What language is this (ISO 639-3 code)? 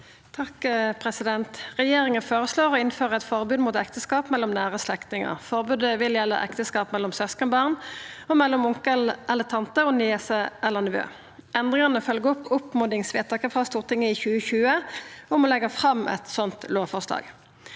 nor